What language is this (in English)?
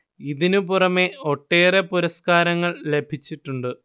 Malayalam